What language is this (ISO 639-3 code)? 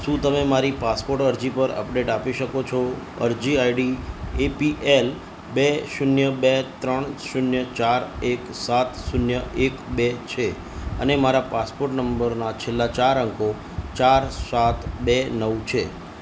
guj